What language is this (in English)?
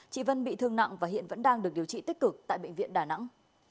Vietnamese